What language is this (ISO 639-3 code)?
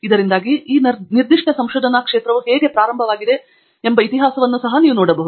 kan